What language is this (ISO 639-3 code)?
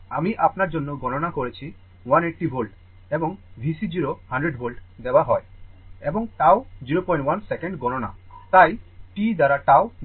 ben